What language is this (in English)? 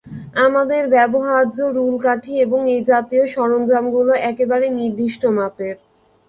Bangla